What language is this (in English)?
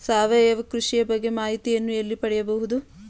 Kannada